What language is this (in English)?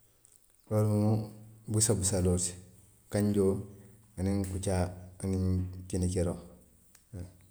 Western Maninkakan